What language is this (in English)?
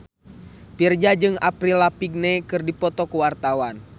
Sundanese